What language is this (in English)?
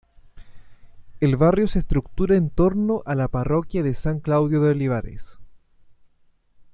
Spanish